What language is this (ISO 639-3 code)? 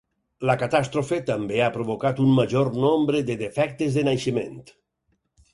cat